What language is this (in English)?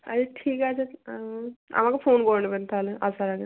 Bangla